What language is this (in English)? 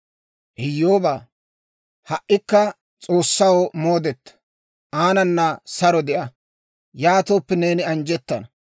Dawro